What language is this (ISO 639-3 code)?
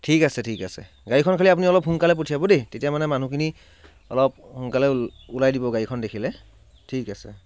asm